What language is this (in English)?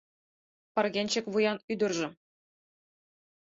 Mari